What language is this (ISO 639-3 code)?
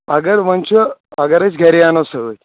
kas